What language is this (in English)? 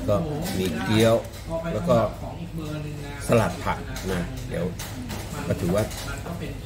Thai